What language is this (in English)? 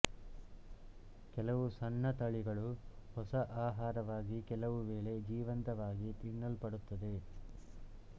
Kannada